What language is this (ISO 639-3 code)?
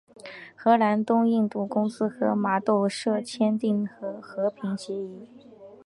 zho